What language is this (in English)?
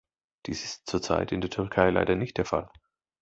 German